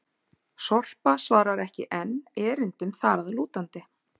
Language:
Icelandic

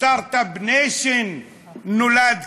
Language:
Hebrew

